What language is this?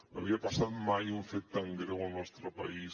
Catalan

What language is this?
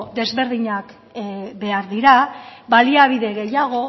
Basque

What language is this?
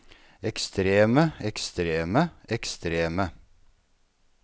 Norwegian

